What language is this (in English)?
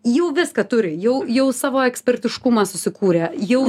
Lithuanian